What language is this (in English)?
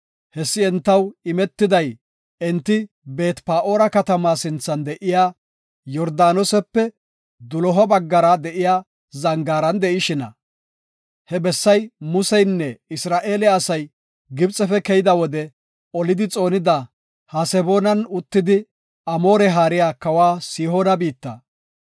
Gofa